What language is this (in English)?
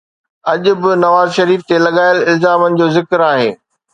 Sindhi